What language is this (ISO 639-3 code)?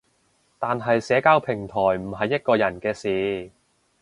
yue